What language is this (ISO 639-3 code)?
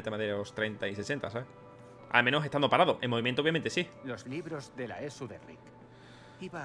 spa